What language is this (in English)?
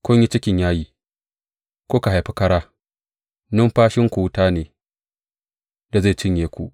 Hausa